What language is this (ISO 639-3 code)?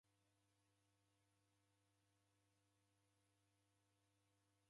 dav